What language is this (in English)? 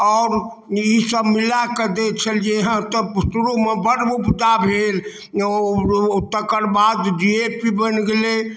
Maithili